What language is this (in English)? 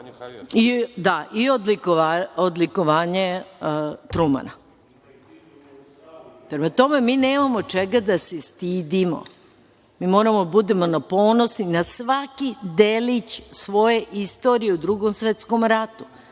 Serbian